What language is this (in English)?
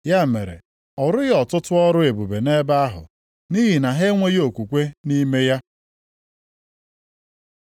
Igbo